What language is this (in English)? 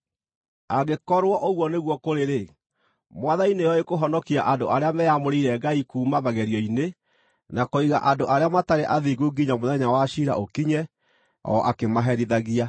Kikuyu